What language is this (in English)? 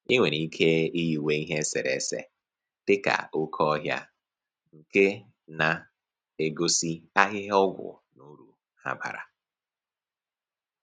Igbo